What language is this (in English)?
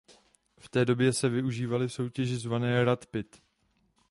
Czech